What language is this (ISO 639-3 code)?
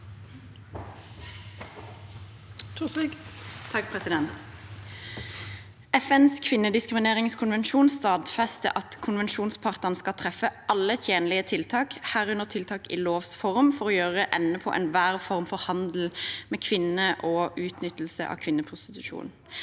nor